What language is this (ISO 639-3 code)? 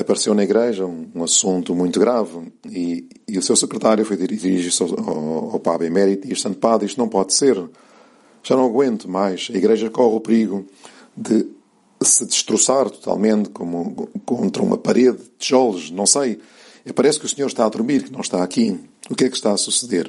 por